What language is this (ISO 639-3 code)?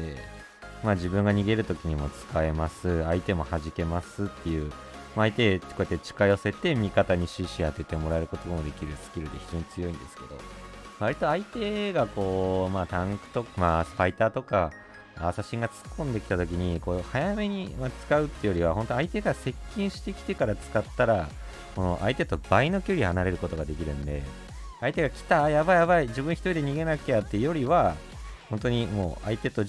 jpn